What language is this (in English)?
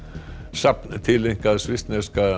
Icelandic